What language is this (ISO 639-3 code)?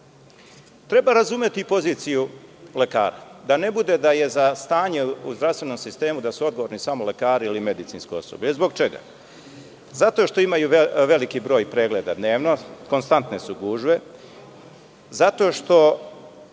srp